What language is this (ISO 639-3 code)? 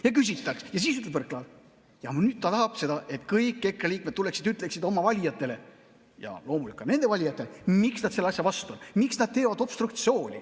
est